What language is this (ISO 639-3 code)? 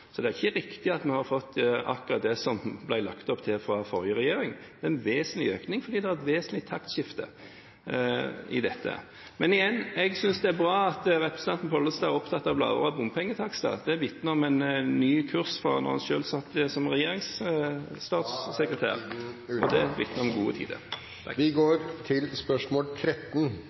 nor